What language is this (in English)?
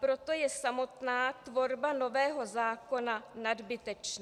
Czech